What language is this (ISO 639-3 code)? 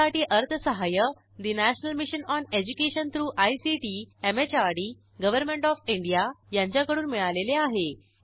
mar